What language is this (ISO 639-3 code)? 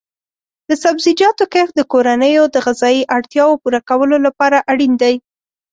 pus